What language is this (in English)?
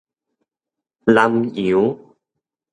Min Nan Chinese